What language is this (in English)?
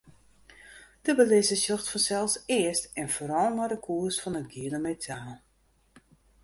Western Frisian